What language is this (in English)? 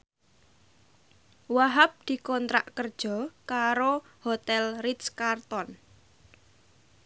Javanese